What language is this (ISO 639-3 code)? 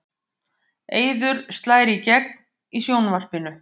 isl